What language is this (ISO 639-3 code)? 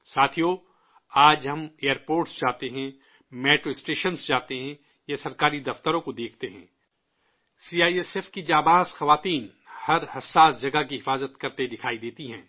urd